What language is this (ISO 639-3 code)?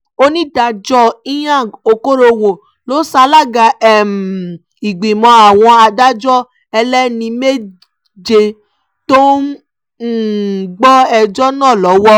yor